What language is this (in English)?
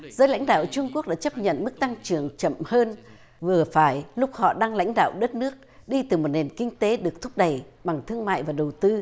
Vietnamese